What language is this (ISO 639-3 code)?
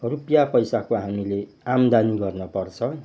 nep